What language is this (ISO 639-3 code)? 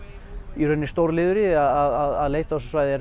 isl